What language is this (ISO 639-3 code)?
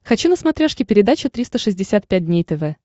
rus